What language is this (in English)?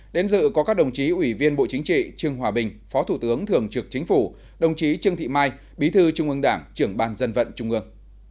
Vietnamese